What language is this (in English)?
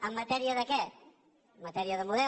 Catalan